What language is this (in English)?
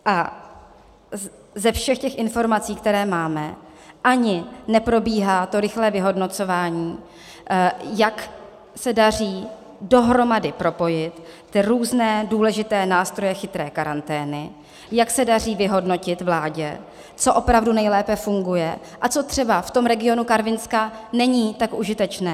Czech